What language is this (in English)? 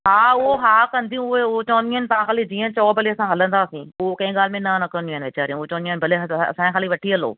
Sindhi